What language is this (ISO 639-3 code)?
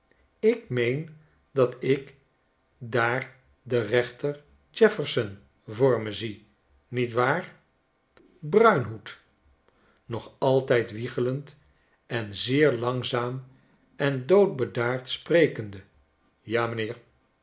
nld